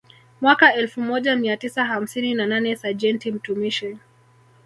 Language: Swahili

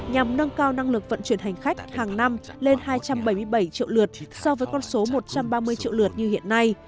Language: Vietnamese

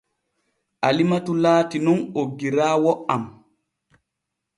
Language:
Borgu Fulfulde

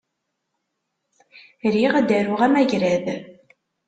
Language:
Kabyle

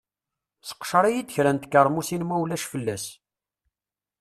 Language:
Kabyle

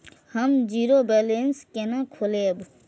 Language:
Maithili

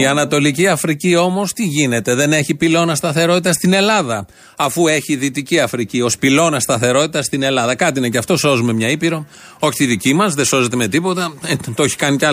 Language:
Greek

